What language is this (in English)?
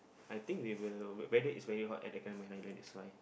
English